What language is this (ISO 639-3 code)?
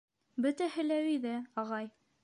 bak